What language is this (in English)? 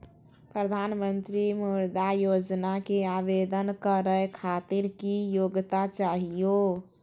Magahi